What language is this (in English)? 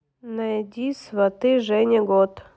Russian